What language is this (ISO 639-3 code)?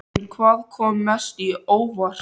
isl